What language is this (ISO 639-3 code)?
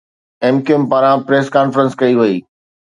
snd